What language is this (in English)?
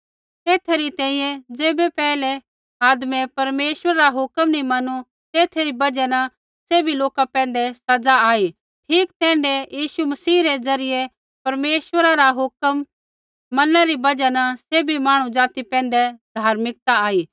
Kullu Pahari